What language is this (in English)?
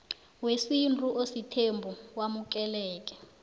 South Ndebele